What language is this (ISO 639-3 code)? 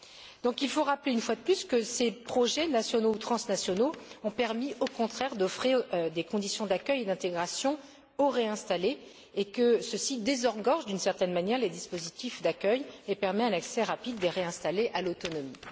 fra